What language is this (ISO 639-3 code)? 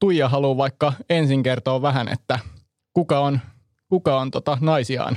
fin